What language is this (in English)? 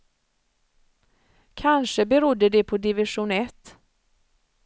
Swedish